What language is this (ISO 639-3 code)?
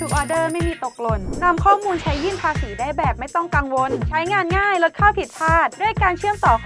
tha